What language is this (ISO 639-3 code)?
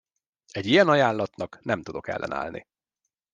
hun